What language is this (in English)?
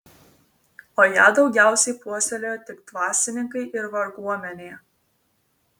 Lithuanian